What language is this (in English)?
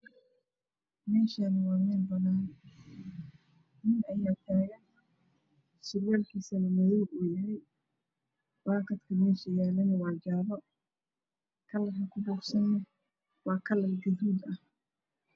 Somali